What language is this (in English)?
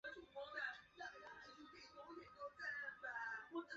Chinese